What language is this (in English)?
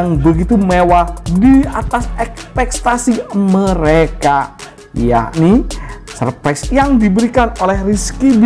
Indonesian